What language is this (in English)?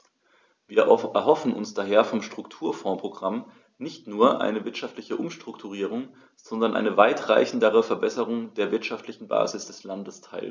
German